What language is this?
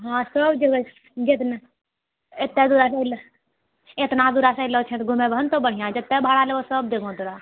Maithili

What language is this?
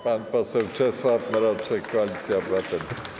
Polish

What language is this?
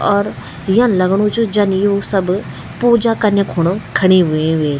Garhwali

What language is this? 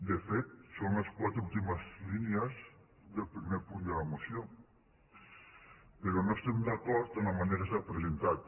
Catalan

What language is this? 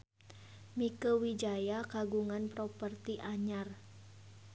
Sundanese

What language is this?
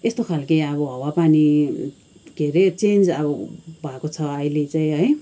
Nepali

